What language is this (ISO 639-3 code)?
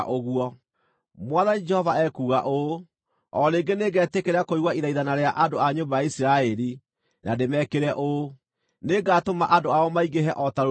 kik